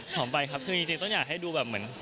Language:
Thai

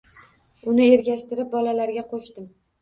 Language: Uzbek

